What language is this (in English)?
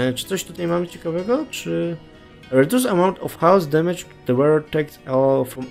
Polish